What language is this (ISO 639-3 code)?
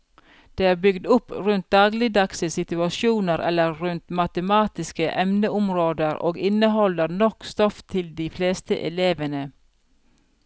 nor